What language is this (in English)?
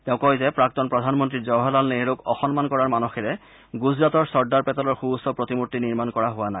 Assamese